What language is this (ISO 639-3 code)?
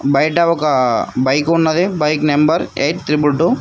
tel